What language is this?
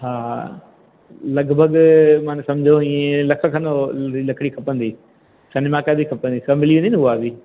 Sindhi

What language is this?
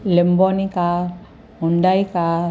Sindhi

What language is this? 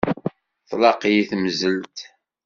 Kabyle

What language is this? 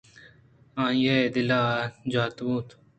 Eastern Balochi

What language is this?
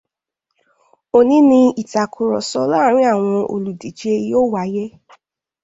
Yoruba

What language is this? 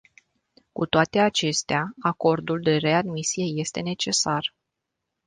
Romanian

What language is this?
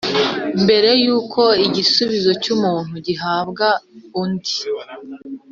Kinyarwanda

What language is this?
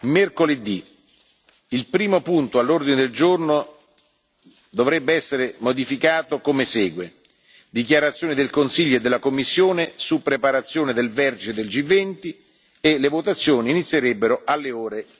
Italian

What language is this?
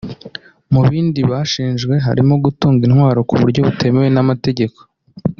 Kinyarwanda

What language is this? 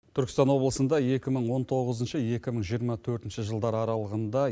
Kazakh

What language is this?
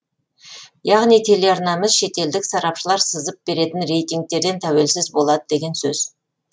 Kazakh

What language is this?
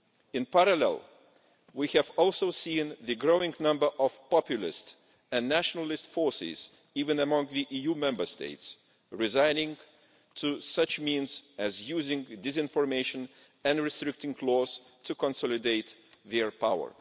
English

